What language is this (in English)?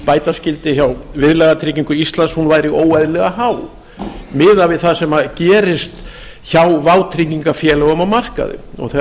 Icelandic